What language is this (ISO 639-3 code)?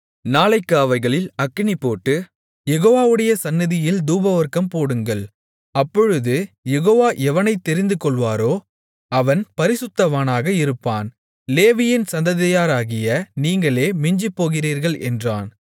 tam